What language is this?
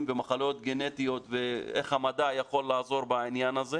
Hebrew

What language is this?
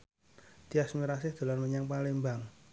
Javanese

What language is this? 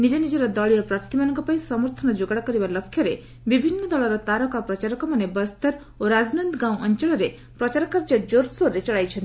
Odia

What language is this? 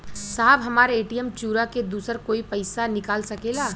Bhojpuri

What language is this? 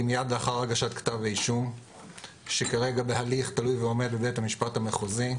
Hebrew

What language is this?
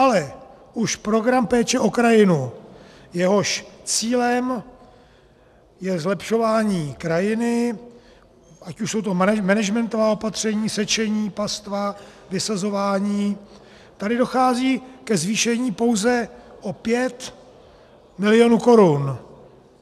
Czech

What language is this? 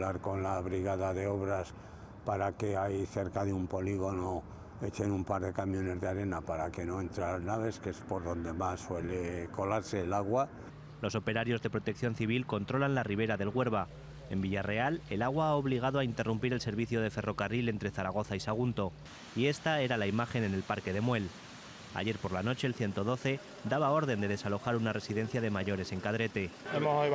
Spanish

